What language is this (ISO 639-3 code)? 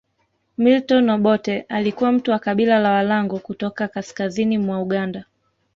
swa